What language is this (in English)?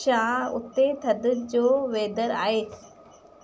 Sindhi